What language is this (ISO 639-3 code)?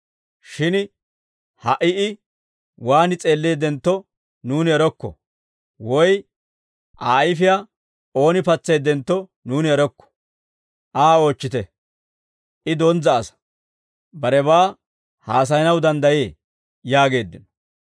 dwr